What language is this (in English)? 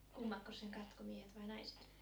Finnish